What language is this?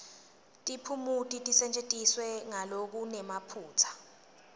Swati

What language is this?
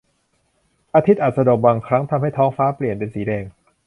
Thai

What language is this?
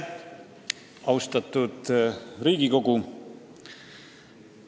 Estonian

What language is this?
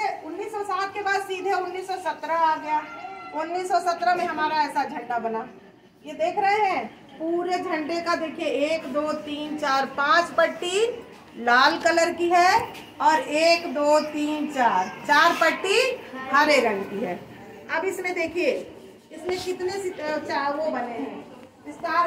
Hindi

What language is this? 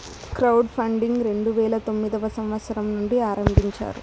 Telugu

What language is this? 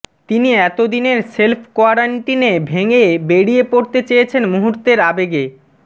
Bangla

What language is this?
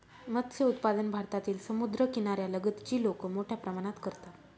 Marathi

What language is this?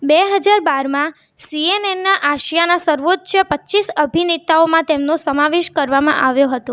Gujarati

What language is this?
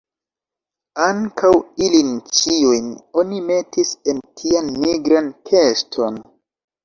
Esperanto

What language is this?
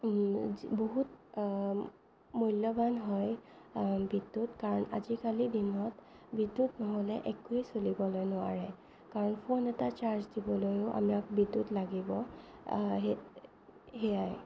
Assamese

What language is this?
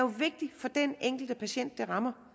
Danish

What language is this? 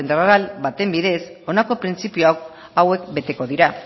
Basque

